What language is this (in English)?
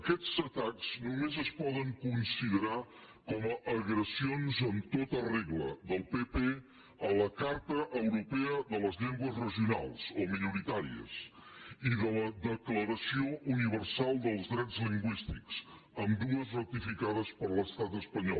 Catalan